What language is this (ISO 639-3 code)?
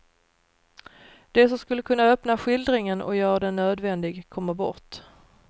swe